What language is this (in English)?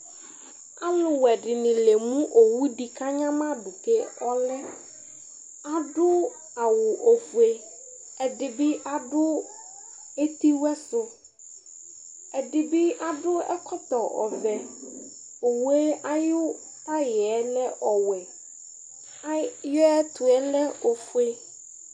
Ikposo